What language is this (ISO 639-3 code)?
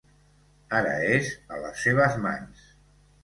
cat